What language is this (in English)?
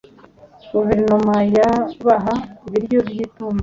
Kinyarwanda